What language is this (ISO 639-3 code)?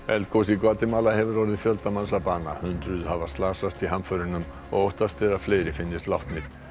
isl